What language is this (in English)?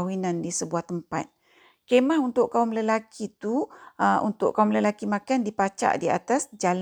Malay